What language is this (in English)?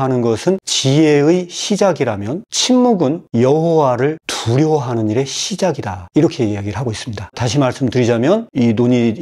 Korean